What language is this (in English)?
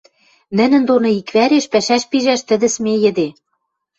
Western Mari